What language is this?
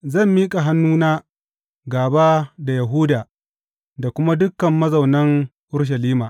Hausa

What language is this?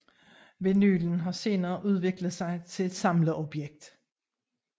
Danish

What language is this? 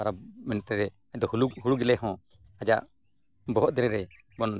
Santali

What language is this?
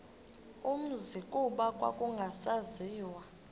Xhosa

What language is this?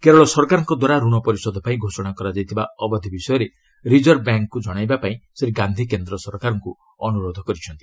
Odia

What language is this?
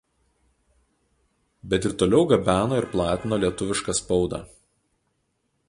Lithuanian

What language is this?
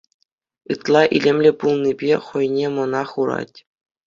Chuvash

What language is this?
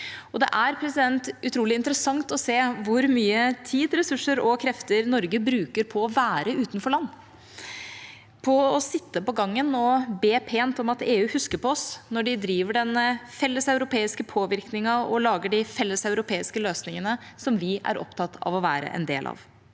Norwegian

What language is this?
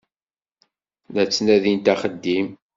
Kabyle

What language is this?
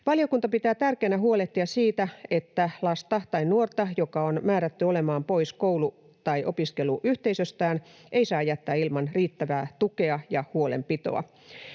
Finnish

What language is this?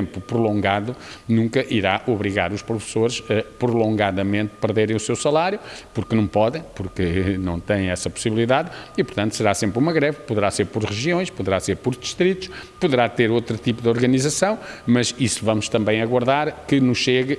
Portuguese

